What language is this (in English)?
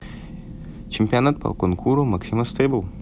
Russian